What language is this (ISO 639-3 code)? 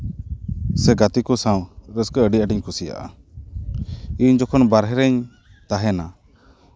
sat